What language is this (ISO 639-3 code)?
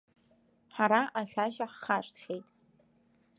abk